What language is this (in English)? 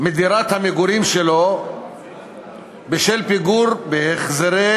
Hebrew